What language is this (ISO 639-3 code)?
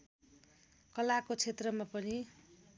nep